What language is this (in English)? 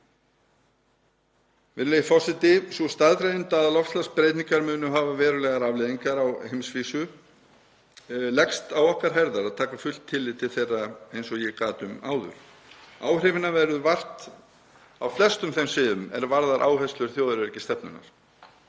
Icelandic